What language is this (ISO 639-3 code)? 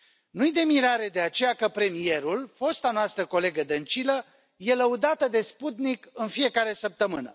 ron